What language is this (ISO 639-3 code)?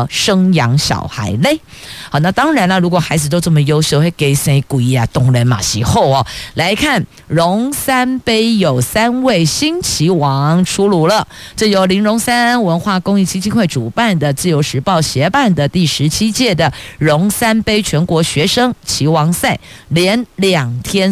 zho